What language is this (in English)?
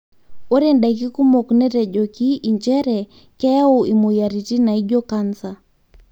Masai